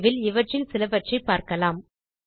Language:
Tamil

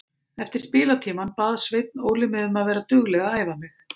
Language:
Icelandic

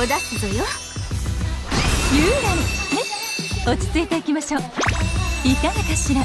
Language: Japanese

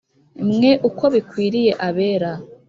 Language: Kinyarwanda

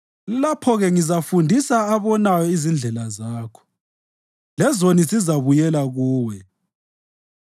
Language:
North Ndebele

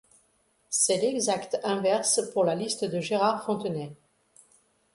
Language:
French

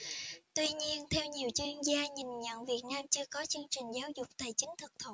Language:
Vietnamese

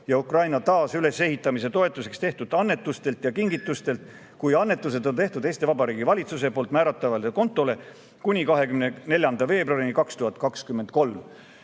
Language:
Estonian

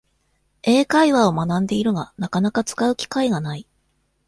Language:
Japanese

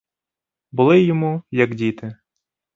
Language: Ukrainian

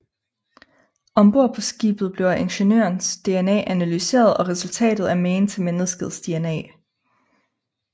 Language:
Danish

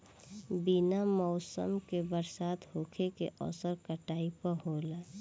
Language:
Bhojpuri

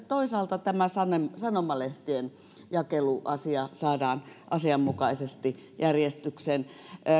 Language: Finnish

